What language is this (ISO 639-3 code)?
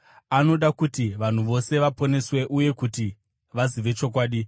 sna